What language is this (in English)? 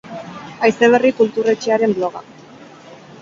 Basque